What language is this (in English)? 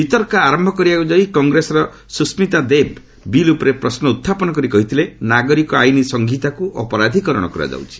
Odia